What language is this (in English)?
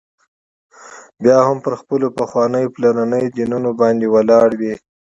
Pashto